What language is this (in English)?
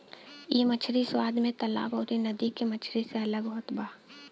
Bhojpuri